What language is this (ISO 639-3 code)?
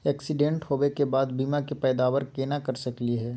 mag